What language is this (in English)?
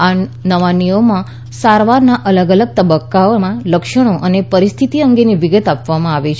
Gujarati